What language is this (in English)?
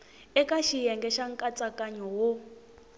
Tsonga